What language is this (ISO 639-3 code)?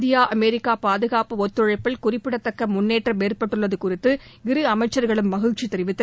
tam